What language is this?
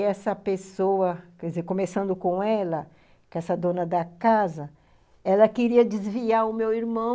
Portuguese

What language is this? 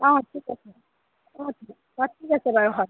Assamese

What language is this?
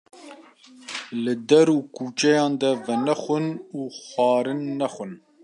Kurdish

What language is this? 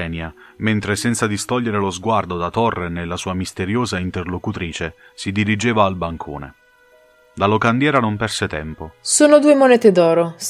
Italian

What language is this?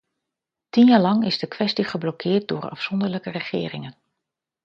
Dutch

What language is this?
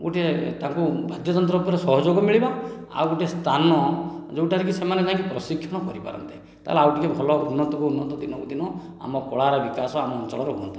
Odia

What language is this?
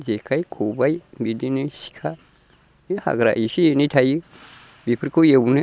Bodo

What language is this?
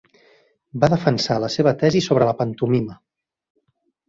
Catalan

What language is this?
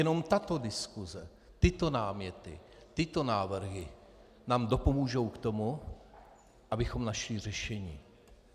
Czech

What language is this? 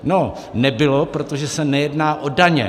Czech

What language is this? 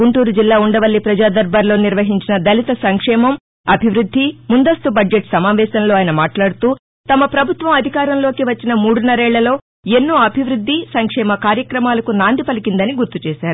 Telugu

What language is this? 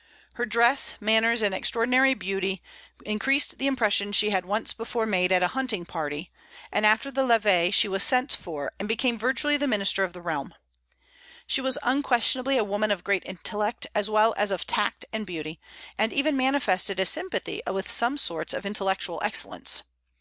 English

